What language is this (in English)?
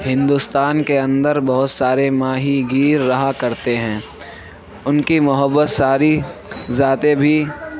Urdu